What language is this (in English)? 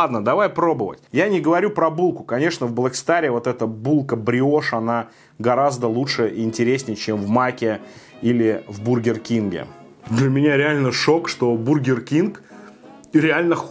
Russian